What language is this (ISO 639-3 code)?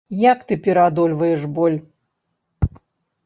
bel